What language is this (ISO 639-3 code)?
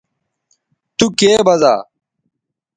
btv